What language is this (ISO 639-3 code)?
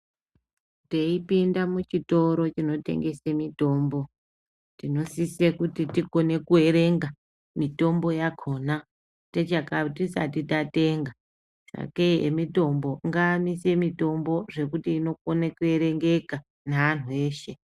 ndc